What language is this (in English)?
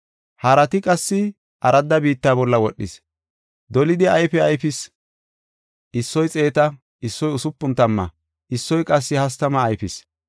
Gofa